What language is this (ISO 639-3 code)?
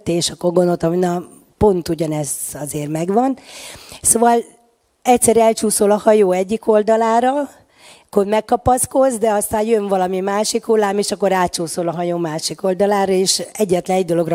hun